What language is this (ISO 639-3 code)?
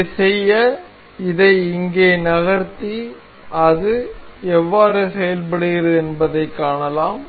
tam